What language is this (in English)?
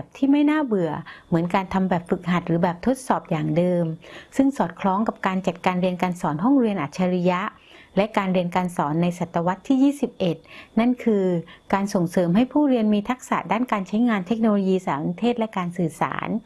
Thai